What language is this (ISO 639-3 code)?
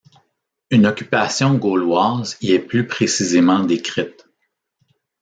fra